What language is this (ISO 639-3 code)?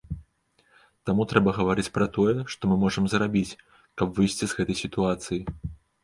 bel